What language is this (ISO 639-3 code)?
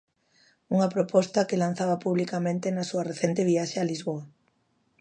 glg